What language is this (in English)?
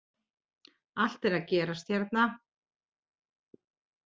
Icelandic